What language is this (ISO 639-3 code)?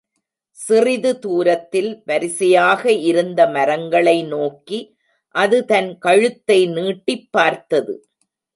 tam